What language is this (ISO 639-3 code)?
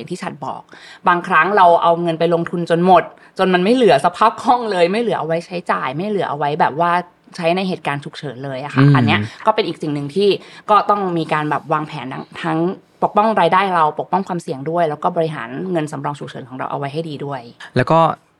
tha